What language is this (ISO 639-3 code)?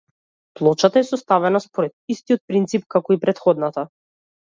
mkd